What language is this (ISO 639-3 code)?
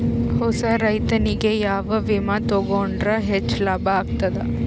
kan